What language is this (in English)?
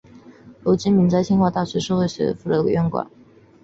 Chinese